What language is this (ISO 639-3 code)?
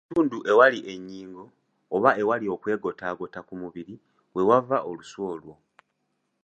lug